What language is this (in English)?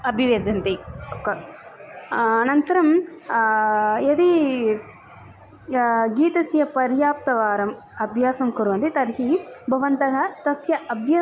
Sanskrit